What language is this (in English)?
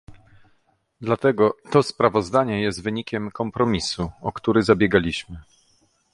Polish